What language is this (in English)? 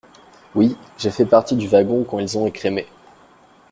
French